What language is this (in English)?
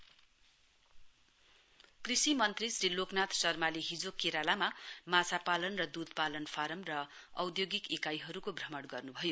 Nepali